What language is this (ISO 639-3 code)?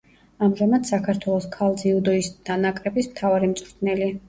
kat